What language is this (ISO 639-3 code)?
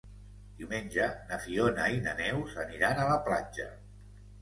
cat